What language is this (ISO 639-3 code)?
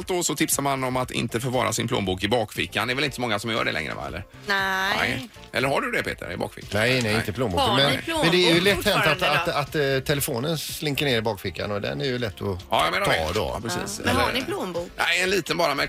swe